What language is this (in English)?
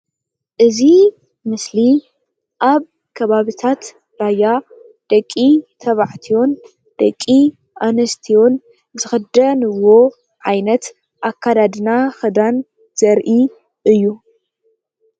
Tigrinya